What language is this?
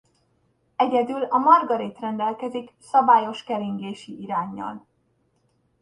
Hungarian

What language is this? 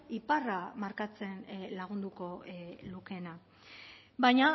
Basque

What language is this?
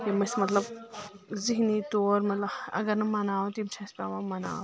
Kashmiri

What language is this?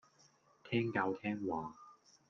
Cantonese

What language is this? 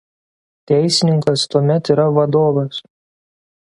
Lithuanian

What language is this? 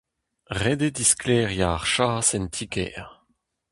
Breton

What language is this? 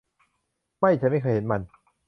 Thai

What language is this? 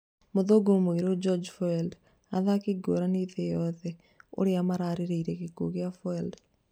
Kikuyu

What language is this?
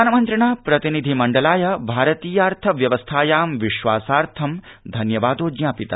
Sanskrit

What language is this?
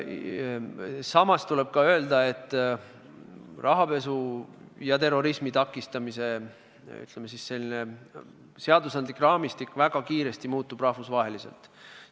Estonian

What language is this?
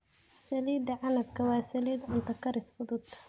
Somali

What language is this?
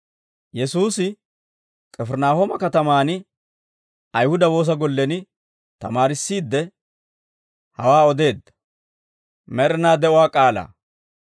Dawro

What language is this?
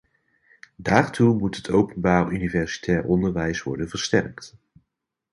Dutch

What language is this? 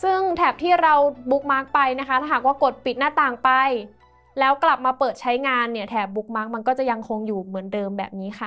Thai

